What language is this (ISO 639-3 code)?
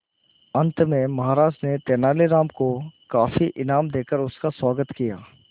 hin